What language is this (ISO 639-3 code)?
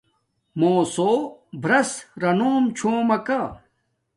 dmk